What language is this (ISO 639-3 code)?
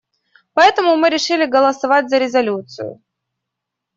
rus